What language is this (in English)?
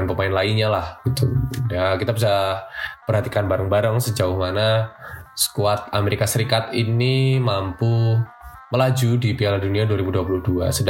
Indonesian